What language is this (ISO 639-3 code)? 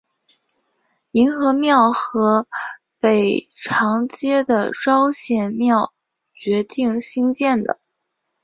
zho